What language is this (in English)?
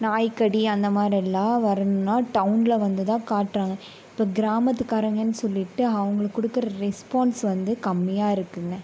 Tamil